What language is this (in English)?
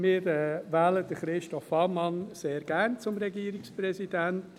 Swiss German